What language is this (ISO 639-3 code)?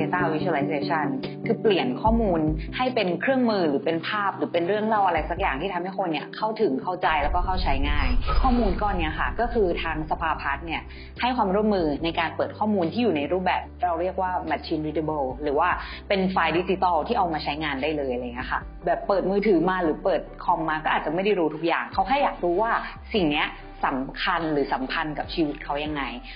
tha